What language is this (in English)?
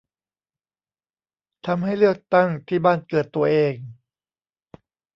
Thai